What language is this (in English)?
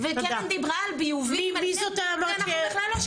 Hebrew